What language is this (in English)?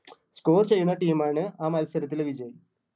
Malayalam